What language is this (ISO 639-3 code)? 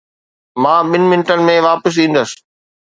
snd